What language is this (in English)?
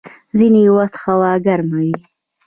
Pashto